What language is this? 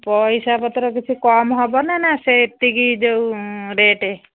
Odia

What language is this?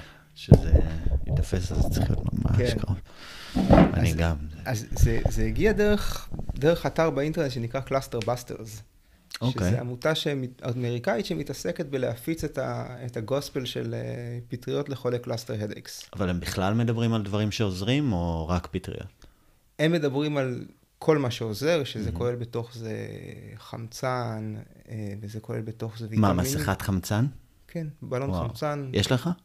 Hebrew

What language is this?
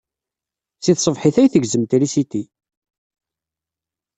Kabyle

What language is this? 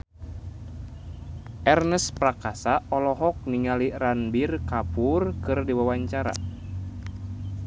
Sundanese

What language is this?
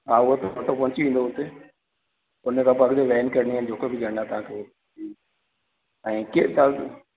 Sindhi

